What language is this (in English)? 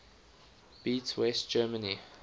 English